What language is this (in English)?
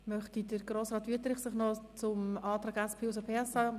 Swiss German